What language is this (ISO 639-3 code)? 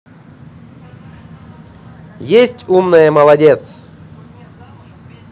rus